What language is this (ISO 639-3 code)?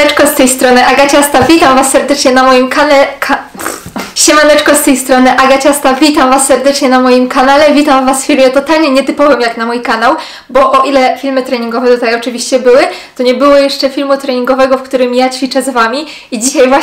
pol